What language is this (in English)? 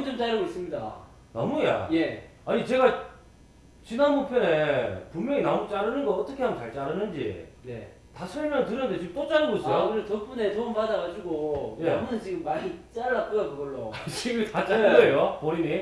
Korean